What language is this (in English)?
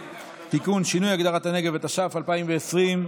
Hebrew